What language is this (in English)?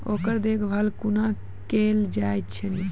Maithili